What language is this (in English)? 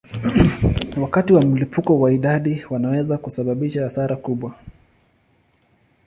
Swahili